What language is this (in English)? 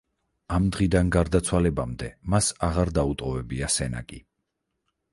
Georgian